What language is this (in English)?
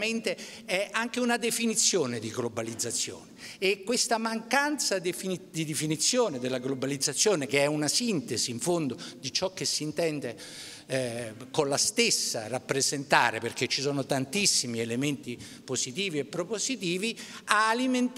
Italian